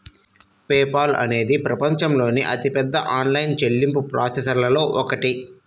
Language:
Telugu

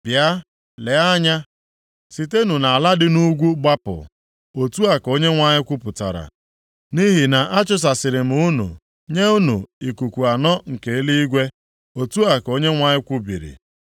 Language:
Igbo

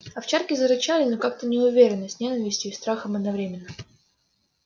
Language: Russian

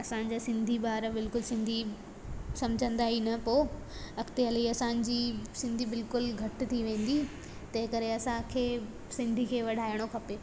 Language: Sindhi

